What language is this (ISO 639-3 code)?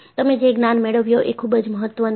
guj